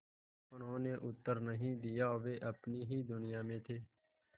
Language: Hindi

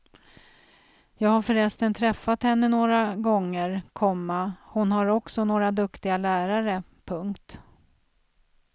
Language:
Swedish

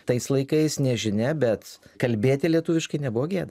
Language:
Lithuanian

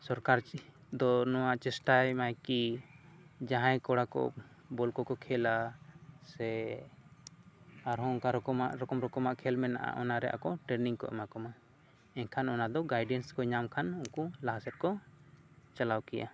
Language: Santali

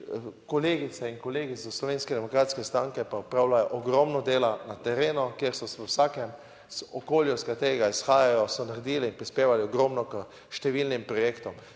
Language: Slovenian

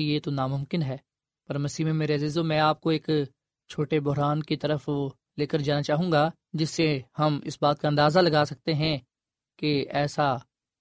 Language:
Urdu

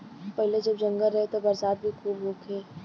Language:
Bhojpuri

